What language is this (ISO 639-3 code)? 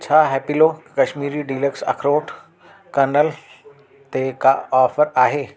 snd